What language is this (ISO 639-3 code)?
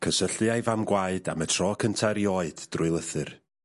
cym